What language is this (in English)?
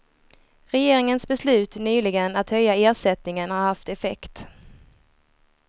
Swedish